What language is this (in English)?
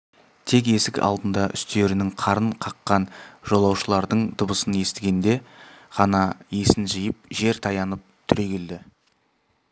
Kazakh